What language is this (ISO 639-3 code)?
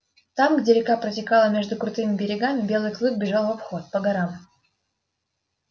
rus